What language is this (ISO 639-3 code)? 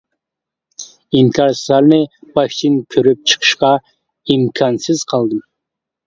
uig